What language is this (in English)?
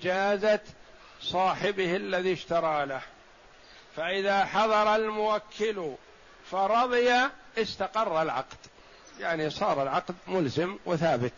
Arabic